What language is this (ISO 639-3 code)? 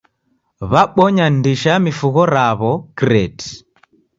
dav